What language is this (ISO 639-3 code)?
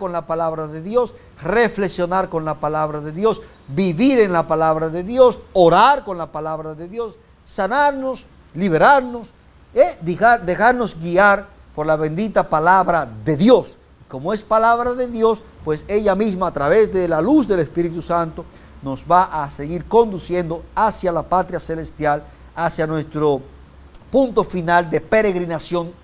spa